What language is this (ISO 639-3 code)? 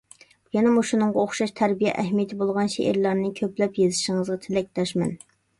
uig